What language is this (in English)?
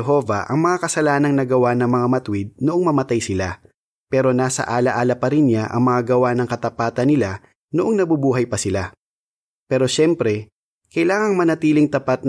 Filipino